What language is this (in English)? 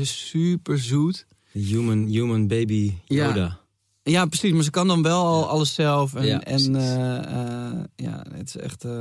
Dutch